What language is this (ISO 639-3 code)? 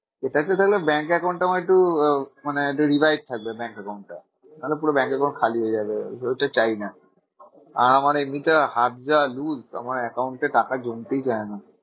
ben